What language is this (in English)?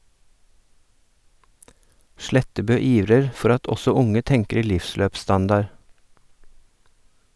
Norwegian